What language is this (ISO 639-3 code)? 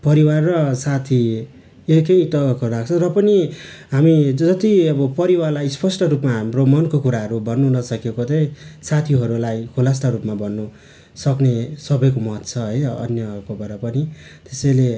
nep